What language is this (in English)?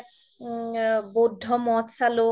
Assamese